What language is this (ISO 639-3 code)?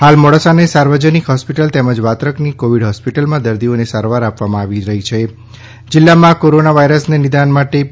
guj